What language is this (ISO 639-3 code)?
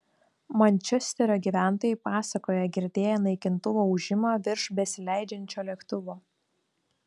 lit